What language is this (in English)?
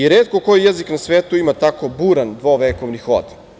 Serbian